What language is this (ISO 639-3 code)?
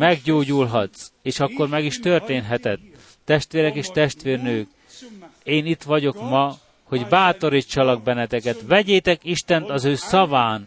hun